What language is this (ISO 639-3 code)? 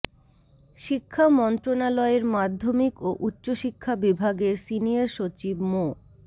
ben